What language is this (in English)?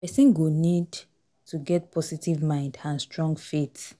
Nigerian Pidgin